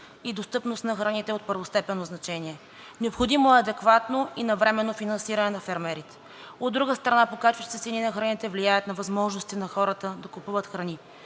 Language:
Bulgarian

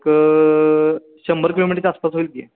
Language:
Marathi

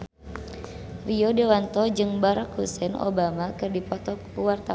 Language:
Sundanese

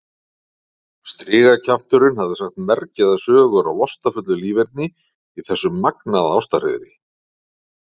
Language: Icelandic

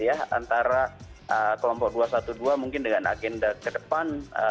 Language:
Indonesian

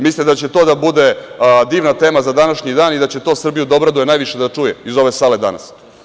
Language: Serbian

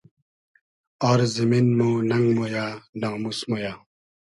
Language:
Hazaragi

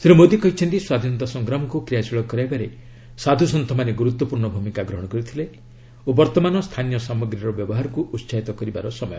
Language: Odia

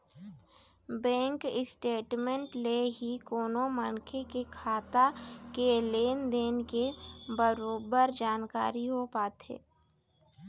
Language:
Chhattisgarhi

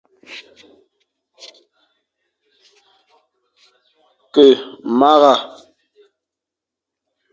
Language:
Fang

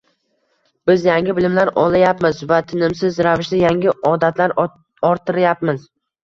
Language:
Uzbek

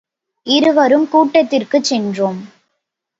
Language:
Tamil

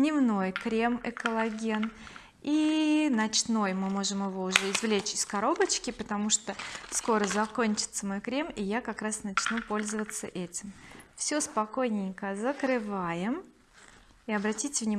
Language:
Russian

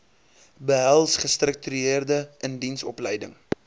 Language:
Afrikaans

